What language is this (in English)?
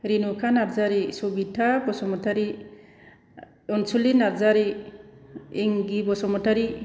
Bodo